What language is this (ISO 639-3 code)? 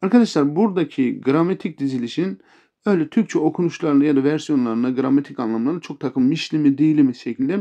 tur